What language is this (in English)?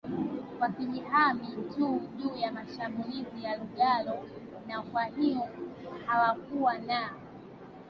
Swahili